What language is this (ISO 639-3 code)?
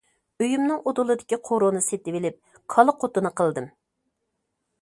uig